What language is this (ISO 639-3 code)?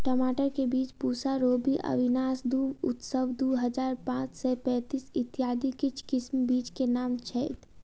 mai